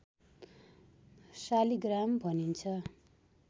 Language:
Nepali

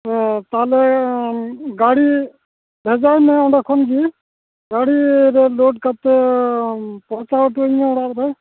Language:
Santali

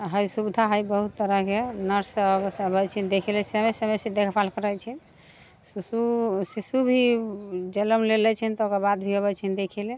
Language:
Maithili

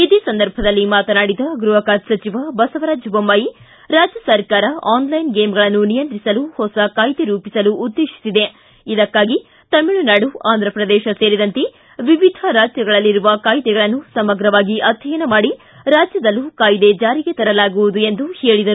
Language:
Kannada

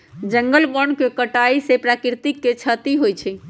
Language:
Magahi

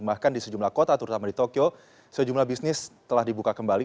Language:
Indonesian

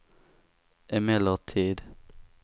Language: Swedish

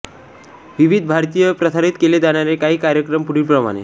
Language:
Marathi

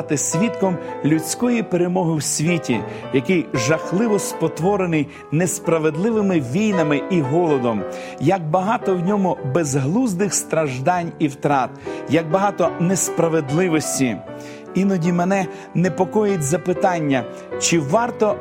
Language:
Ukrainian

